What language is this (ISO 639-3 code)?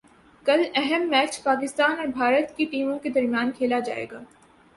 urd